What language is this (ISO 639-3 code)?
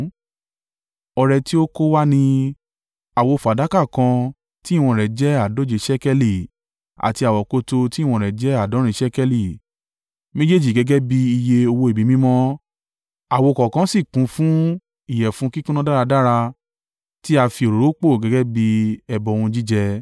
yor